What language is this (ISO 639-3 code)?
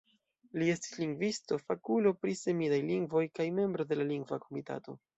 epo